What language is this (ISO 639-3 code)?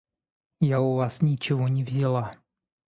rus